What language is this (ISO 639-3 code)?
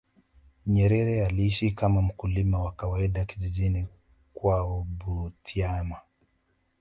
swa